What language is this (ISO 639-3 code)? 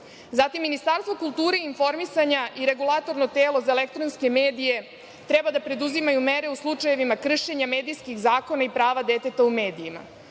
srp